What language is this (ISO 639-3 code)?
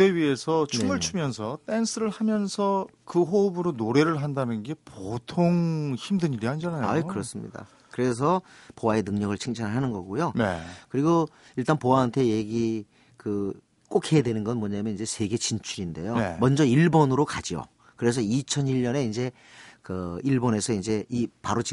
kor